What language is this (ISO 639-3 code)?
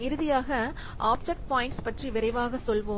tam